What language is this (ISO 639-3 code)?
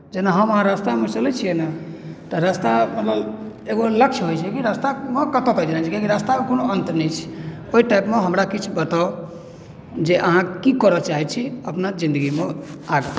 mai